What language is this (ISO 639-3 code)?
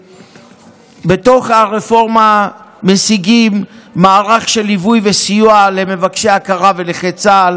heb